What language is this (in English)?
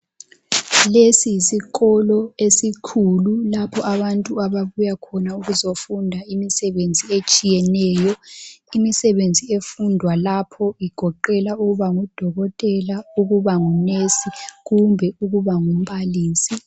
North Ndebele